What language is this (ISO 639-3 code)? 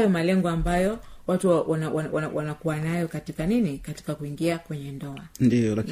swa